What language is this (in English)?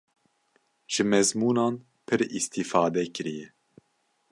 Kurdish